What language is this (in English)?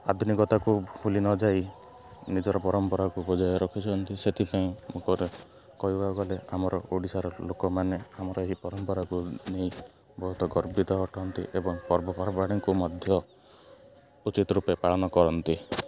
Odia